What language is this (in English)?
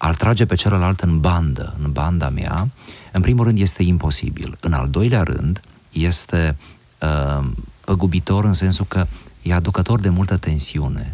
Romanian